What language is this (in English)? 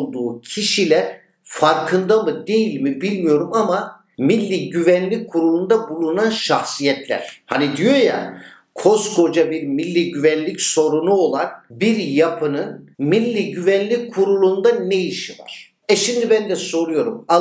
Turkish